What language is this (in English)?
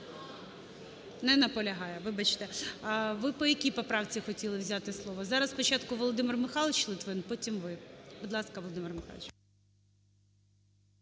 Ukrainian